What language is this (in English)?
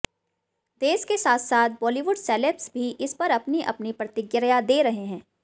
Hindi